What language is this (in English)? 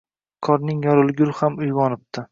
Uzbek